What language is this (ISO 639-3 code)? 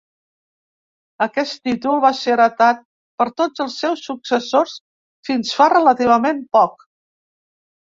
cat